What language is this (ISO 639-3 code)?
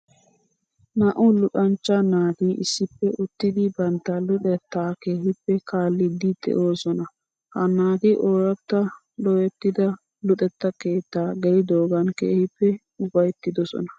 wal